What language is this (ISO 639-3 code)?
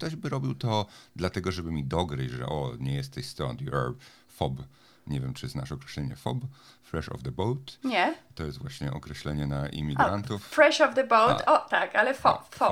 pol